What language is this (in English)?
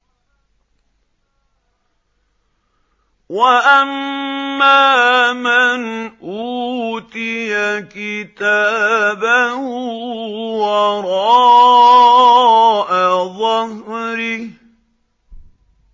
Arabic